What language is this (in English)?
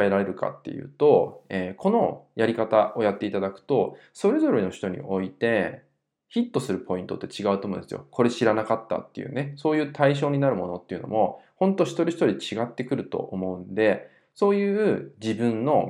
Japanese